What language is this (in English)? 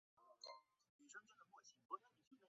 Chinese